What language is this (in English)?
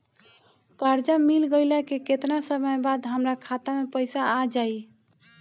Bhojpuri